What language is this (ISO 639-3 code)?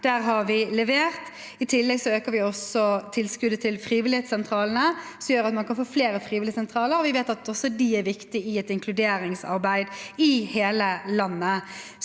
nor